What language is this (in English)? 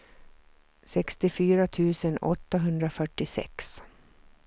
Swedish